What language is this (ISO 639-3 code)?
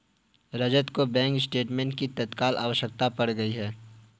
hin